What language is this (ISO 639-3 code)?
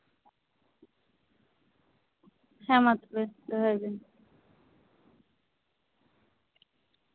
sat